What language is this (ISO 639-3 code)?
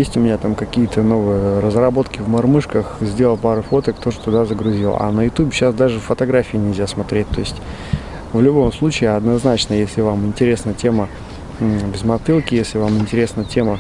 rus